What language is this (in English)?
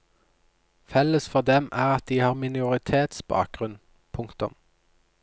Norwegian